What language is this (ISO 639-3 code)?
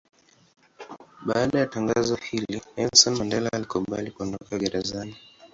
swa